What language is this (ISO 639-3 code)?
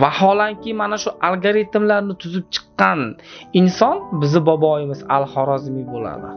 tur